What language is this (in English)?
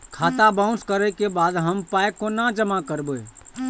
Maithili